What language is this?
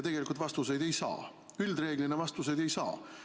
Estonian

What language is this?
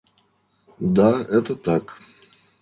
Russian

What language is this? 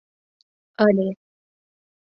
Mari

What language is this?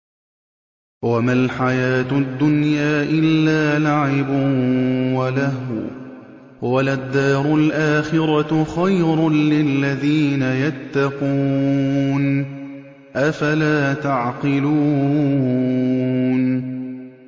Arabic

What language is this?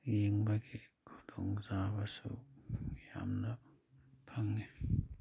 Manipuri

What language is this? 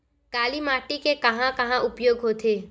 Chhattisgarhi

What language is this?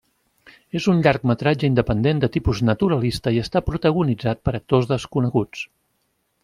Catalan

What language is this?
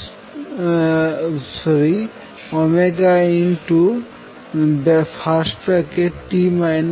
Bangla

